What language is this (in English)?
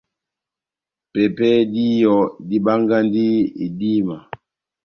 Batanga